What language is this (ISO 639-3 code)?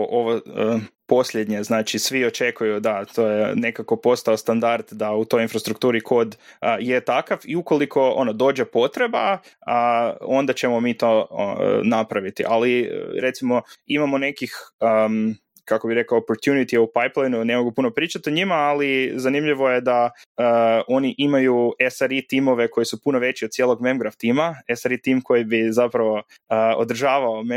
hrv